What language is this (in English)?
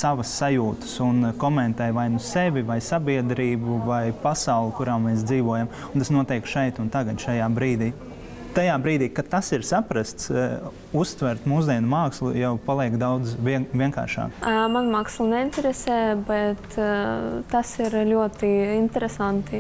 Latvian